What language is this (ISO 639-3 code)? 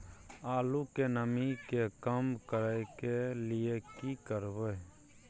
mai